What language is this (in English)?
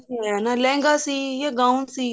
Punjabi